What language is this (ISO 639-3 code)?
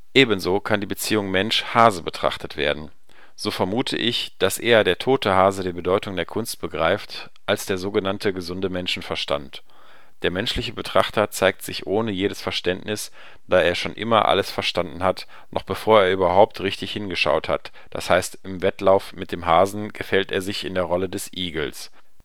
deu